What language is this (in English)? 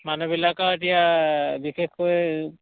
Assamese